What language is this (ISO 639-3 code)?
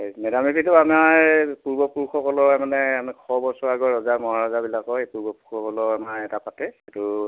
asm